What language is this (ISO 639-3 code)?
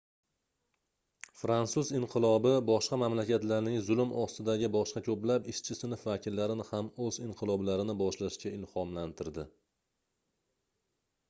uzb